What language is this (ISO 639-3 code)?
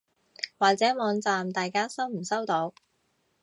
yue